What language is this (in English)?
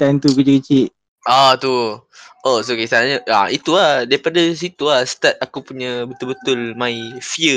Malay